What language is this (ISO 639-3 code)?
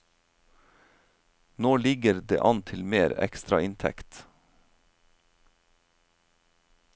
nor